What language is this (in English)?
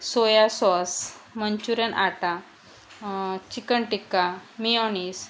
Marathi